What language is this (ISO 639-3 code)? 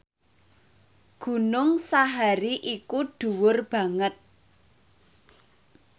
jav